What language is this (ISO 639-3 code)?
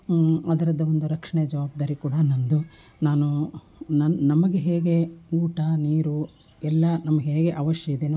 kan